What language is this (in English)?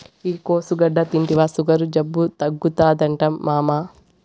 Telugu